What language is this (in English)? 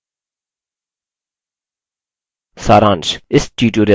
Hindi